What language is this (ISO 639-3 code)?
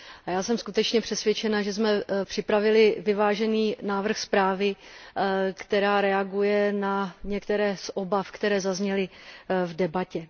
ces